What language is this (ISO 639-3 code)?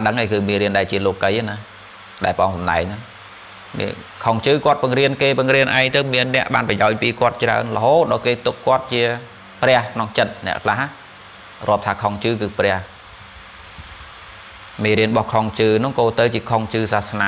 vie